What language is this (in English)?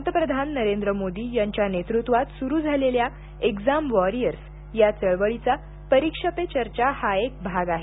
Marathi